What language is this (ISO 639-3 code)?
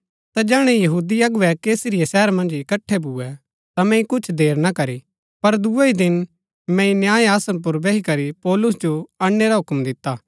gbk